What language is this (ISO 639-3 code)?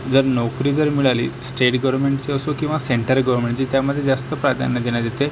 mar